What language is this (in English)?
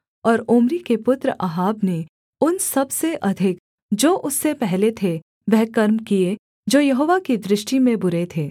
Hindi